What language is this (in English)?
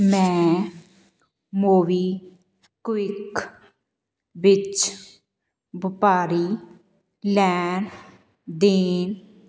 Punjabi